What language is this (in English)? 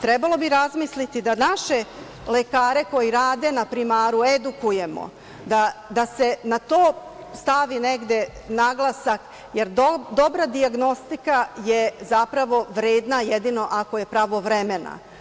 Serbian